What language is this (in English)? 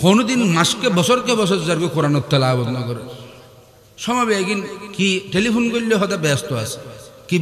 Arabic